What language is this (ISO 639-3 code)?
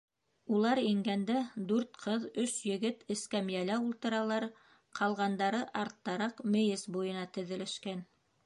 bak